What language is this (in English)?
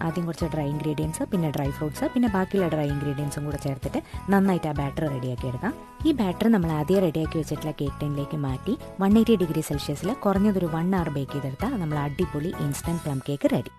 Thai